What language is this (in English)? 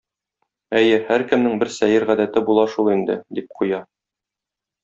Tatar